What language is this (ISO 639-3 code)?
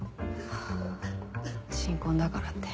jpn